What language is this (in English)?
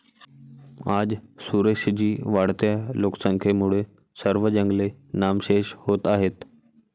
Marathi